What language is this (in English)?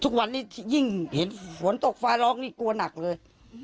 Thai